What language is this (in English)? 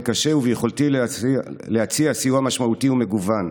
Hebrew